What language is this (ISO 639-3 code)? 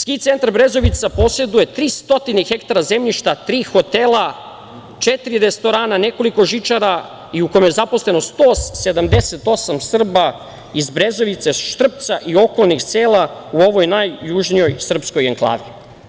srp